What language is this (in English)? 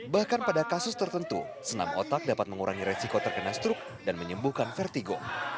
Indonesian